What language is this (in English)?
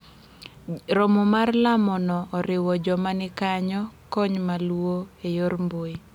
Luo (Kenya and Tanzania)